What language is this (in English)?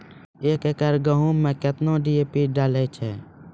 Maithili